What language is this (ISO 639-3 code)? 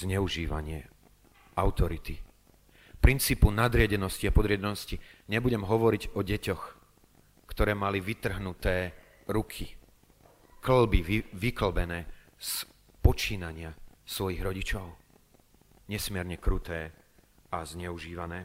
slk